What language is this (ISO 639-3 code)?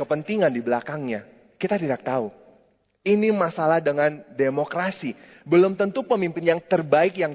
ind